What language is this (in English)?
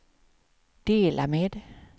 Swedish